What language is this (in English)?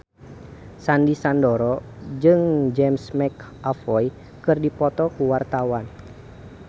Sundanese